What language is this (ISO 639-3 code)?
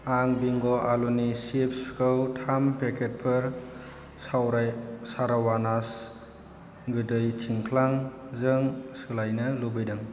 brx